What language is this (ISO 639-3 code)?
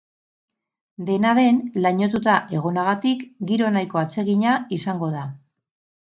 eus